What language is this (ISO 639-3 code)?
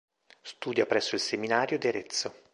ita